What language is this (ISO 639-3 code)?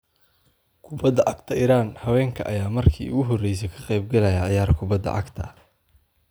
som